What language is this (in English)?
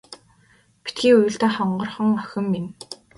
Mongolian